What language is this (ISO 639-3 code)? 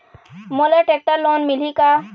hne